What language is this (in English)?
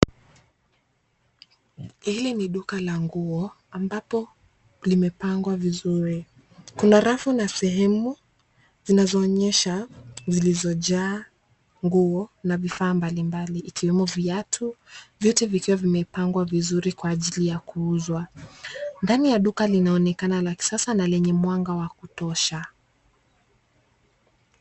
Swahili